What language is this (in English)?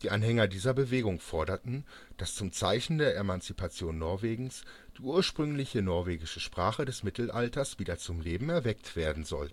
German